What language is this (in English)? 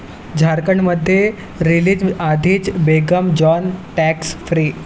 Marathi